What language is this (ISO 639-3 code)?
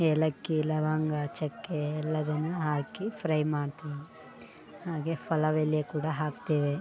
kan